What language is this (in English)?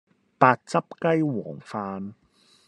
Cantonese